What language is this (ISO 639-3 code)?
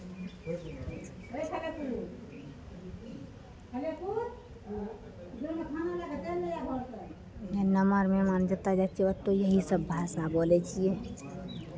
mai